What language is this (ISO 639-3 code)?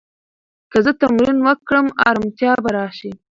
pus